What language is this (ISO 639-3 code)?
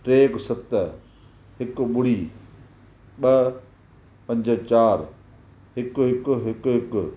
snd